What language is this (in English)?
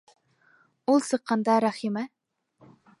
Bashkir